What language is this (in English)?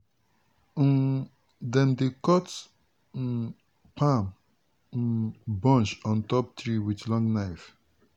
Nigerian Pidgin